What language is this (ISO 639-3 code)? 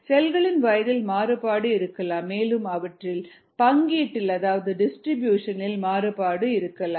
tam